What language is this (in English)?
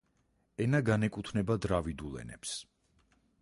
Georgian